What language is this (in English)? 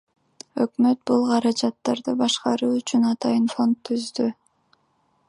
Kyrgyz